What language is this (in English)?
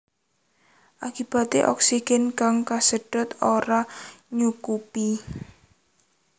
Javanese